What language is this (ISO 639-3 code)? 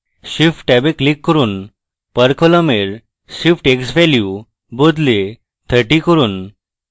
ben